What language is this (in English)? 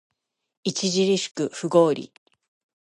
Japanese